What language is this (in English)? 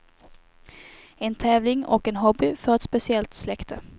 Swedish